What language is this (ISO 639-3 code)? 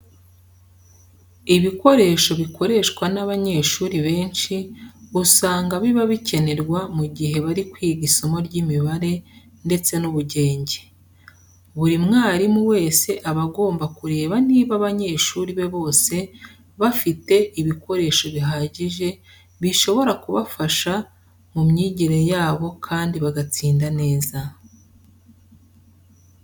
kin